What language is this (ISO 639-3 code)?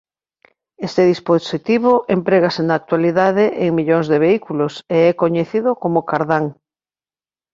glg